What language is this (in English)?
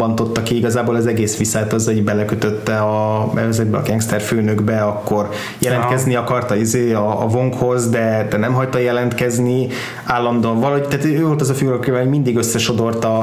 Hungarian